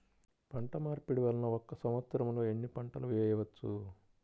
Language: Telugu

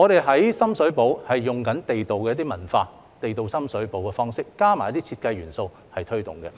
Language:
Cantonese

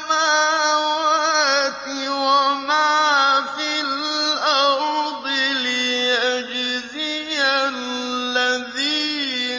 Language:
Arabic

